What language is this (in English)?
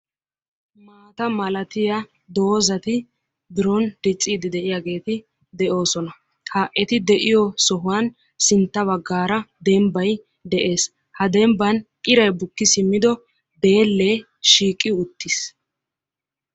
Wolaytta